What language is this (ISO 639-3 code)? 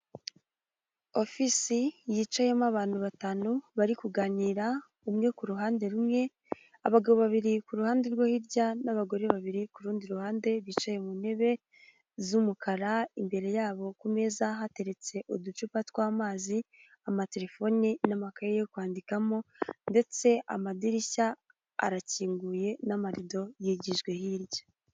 kin